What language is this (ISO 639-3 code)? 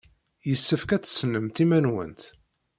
kab